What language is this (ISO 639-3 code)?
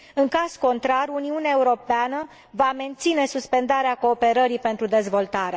ron